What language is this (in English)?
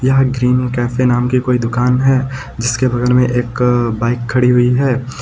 Hindi